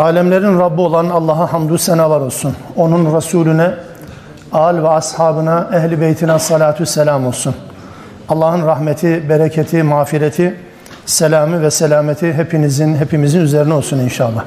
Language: Turkish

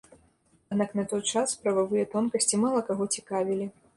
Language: Belarusian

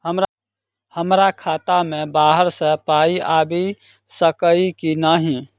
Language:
Maithili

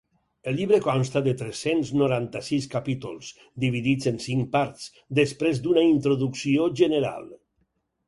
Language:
Catalan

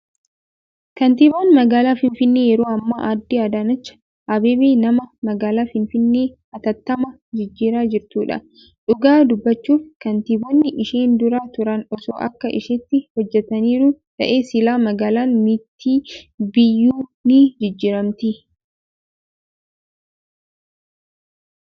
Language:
Oromo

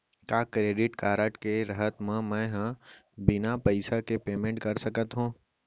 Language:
Chhattisgarhi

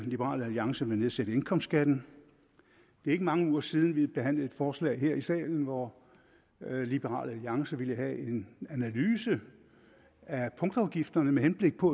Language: Danish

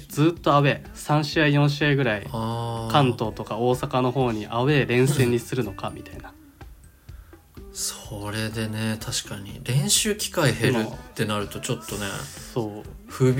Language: Japanese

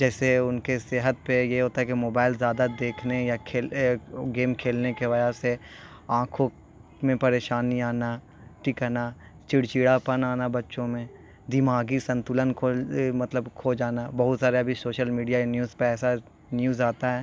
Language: Urdu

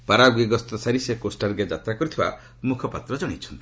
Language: Odia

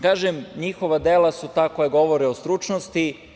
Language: Serbian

